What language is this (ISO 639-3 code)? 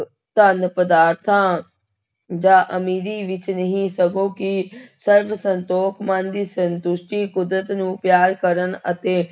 pan